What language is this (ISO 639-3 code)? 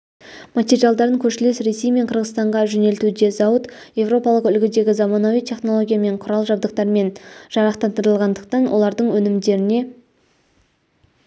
kaz